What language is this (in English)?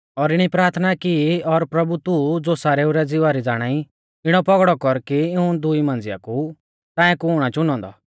Mahasu Pahari